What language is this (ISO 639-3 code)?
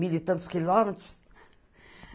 por